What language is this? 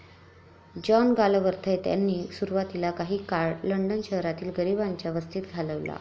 Marathi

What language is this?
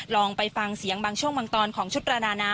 Thai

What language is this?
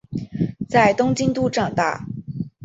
Chinese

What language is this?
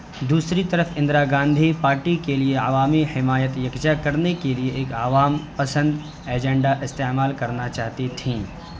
Urdu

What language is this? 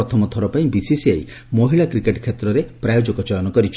Odia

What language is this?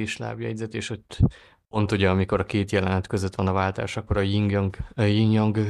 Hungarian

